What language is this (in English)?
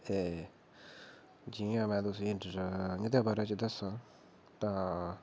Dogri